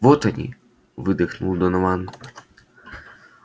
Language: Russian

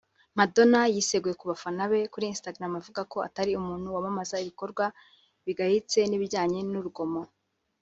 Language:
Kinyarwanda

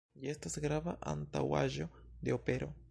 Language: Esperanto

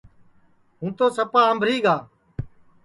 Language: Sansi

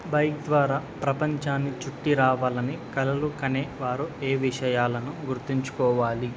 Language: Telugu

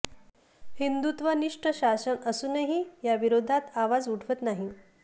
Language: Marathi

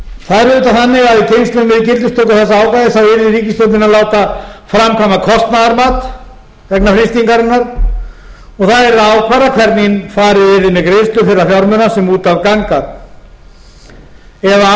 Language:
Icelandic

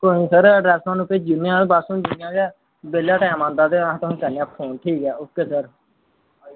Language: Dogri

